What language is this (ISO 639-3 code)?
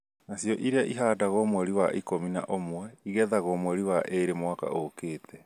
kik